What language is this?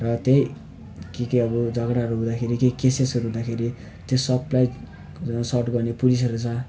Nepali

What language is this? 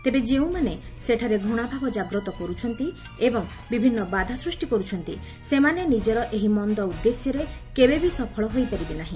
Odia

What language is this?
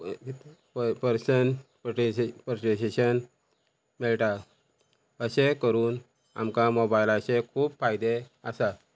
Konkani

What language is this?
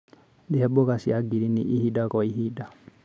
Kikuyu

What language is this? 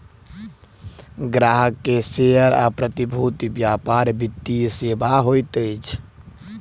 Maithili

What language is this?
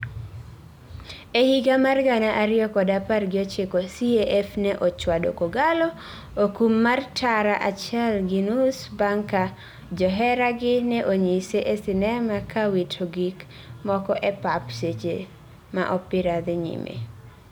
Luo (Kenya and Tanzania)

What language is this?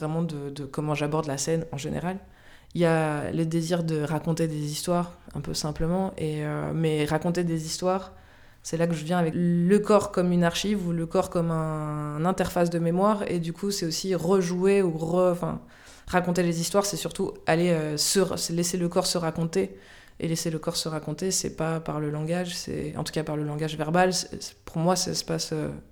French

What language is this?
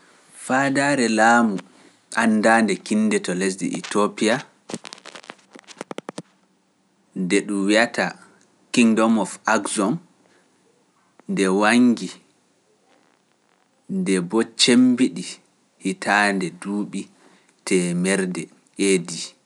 Pular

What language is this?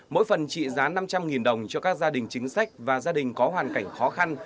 Vietnamese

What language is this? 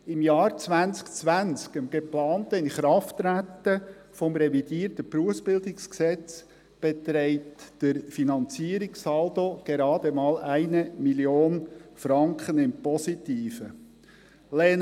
Swiss German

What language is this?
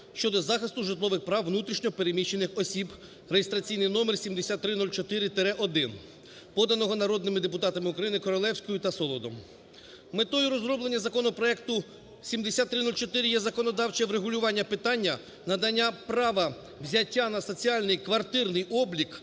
Ukrainian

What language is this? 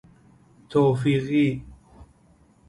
Persian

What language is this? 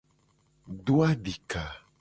Gen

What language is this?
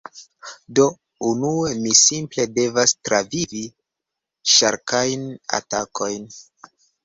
Esperanto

